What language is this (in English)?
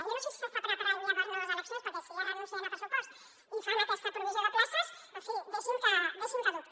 Catalan